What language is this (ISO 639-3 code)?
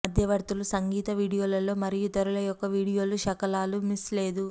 tel